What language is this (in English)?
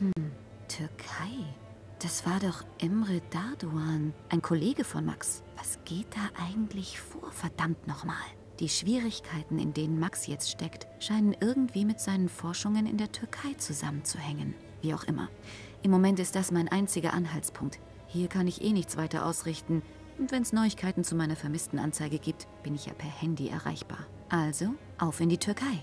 German